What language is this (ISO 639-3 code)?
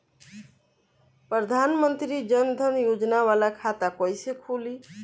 bho